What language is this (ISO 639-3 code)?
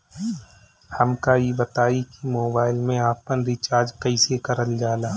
bho